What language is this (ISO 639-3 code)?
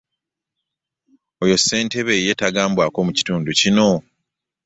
lug